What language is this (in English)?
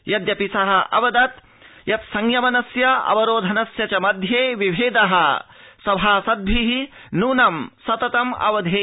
Sanskrit